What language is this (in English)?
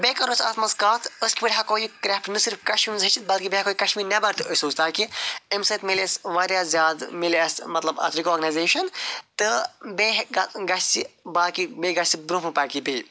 Kashmiri